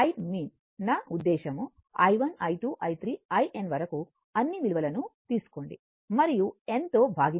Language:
Telugu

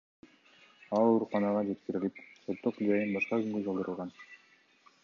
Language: Kyrgyz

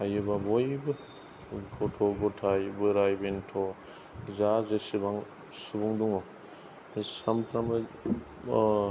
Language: Bodo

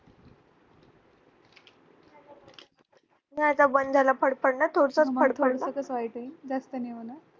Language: Marathi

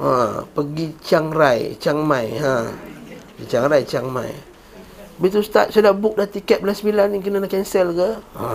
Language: Malay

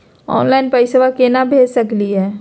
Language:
Magahi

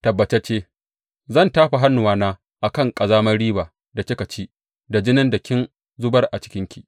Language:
Hausa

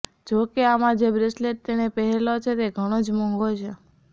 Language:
Gujarati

